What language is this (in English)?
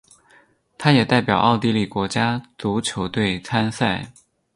Chinese